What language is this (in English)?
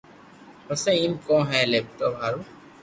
Loarki